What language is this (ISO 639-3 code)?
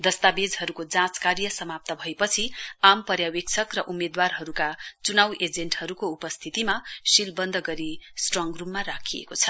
nep